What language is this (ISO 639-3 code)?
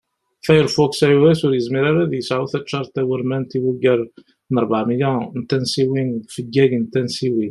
kab